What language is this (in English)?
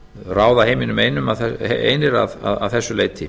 Icelandic